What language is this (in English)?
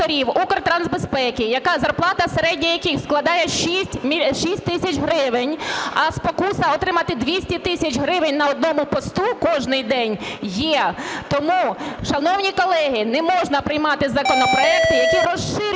Ukrainian